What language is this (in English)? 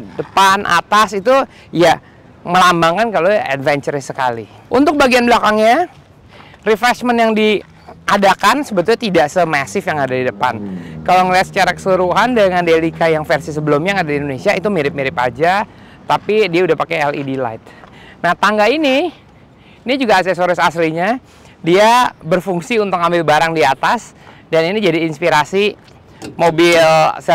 Indonesian